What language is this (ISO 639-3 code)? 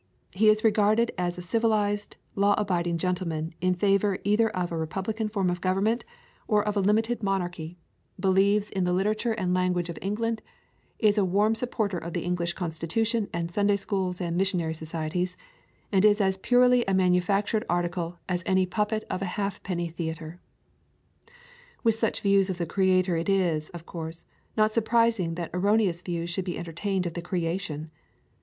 eng